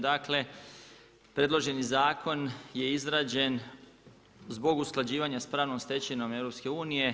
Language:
Croatian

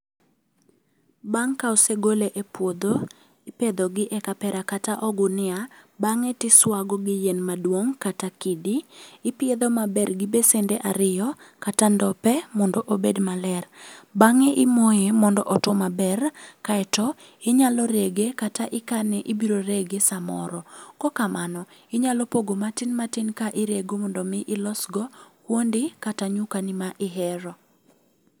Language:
Luo (Kenya and Tanzania)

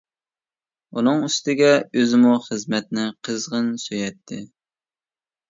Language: Uyghur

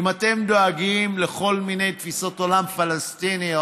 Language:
Hebrew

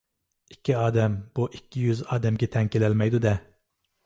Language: Uyghur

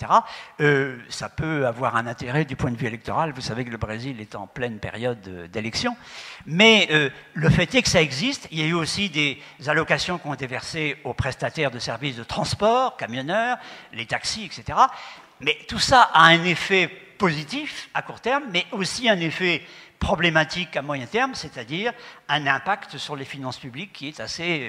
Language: French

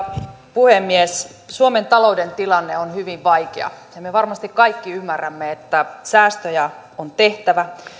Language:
Finnish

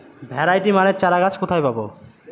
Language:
Bangla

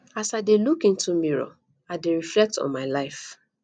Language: Nigerian Pidgin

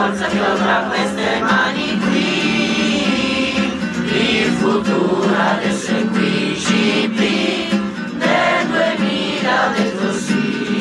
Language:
Italian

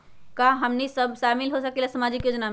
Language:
Magahi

